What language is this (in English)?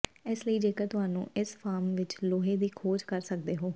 Punjabi